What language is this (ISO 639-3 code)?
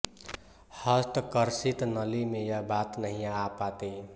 hin